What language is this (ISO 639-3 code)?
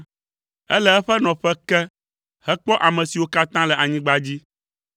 ewe